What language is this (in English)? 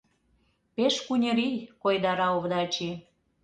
Mari